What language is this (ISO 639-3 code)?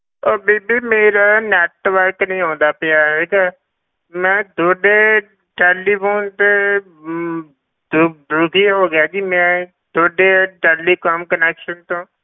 pan